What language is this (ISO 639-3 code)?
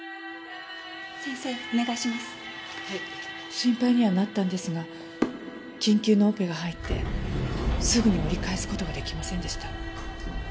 jpn